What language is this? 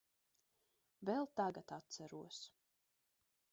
Latvian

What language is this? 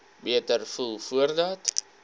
Afrikaans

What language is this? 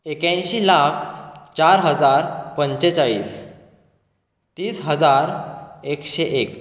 Konkani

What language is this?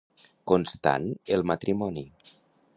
Catalan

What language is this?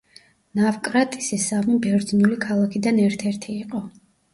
Georgian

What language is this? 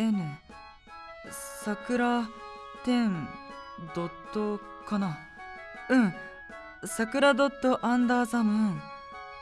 Japanese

